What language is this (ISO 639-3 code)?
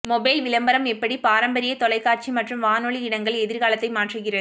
tam